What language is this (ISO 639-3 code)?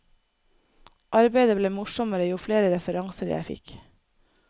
nor